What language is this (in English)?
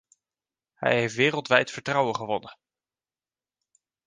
Dutch